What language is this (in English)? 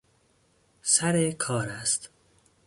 Persian